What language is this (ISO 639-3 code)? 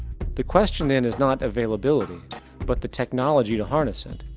eng